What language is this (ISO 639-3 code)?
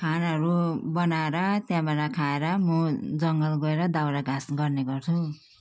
nep